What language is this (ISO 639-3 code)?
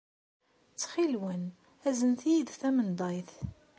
kab